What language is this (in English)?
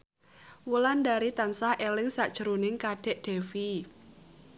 Javanese